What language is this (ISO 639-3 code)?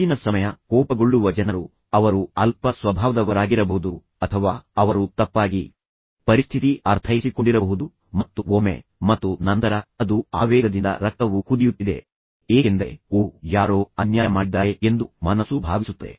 kan